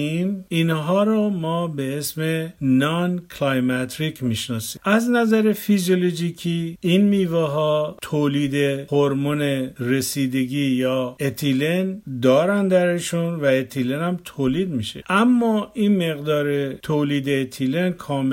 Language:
Persian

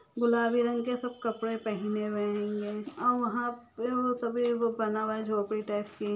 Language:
Magahi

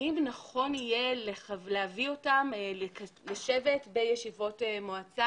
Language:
Hebrew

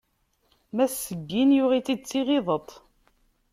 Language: Kabyle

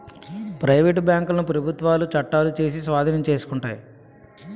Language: Telugu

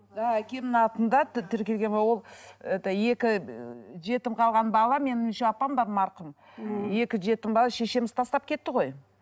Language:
Kazakh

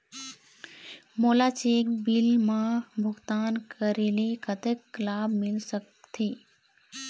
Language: Chhattisgarhi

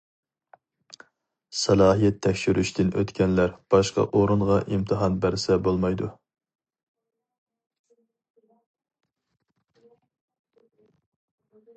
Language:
Uyghur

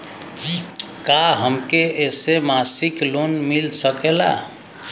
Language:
Bhojpuri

